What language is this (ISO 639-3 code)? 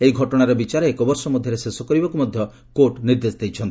ori